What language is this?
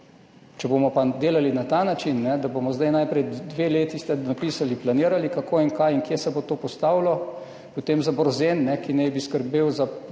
Slovenian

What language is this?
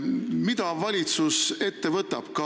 Estonian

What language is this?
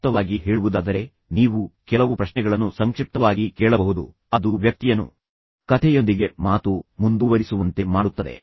Kannada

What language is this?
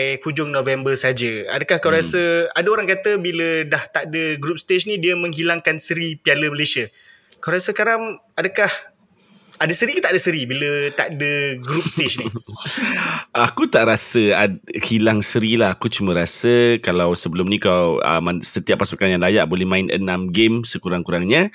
Malay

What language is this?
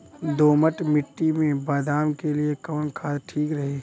Bhojpuri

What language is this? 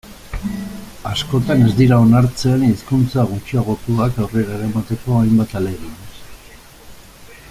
Basque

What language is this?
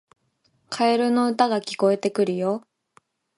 Japanese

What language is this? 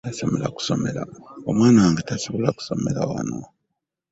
Ganda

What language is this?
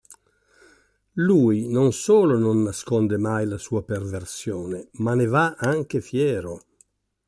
Italian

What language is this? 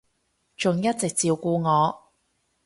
Cantonese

